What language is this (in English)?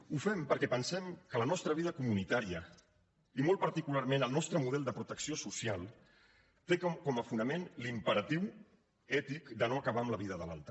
Catalan